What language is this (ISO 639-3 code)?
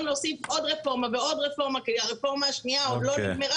heb